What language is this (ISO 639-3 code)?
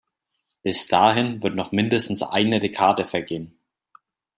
deu